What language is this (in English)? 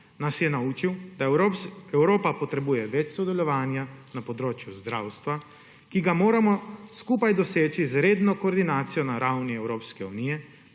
Slovenian